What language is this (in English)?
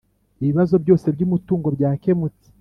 Kinyarwanda